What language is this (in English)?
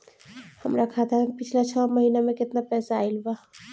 Bhojpuri